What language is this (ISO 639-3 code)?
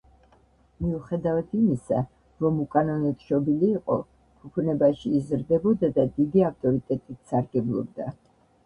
kat